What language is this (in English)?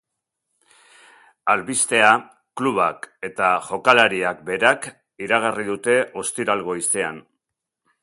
Basque